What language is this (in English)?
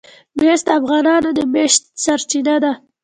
Pashto